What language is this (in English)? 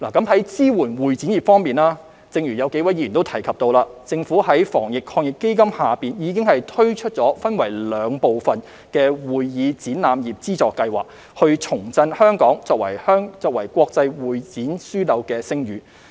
Cantonese